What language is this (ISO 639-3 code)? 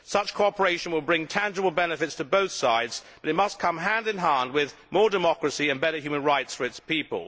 eng